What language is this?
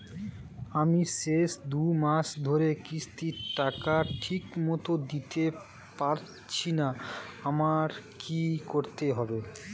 Bangla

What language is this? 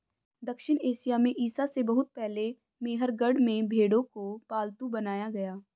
Hindi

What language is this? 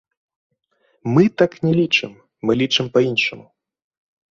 Belarusian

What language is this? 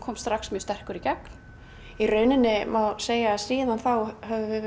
Icelandic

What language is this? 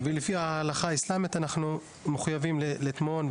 Hebrew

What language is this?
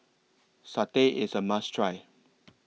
English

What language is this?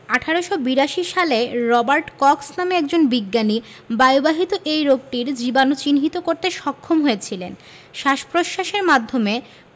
Bangla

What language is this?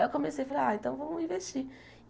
Portuguese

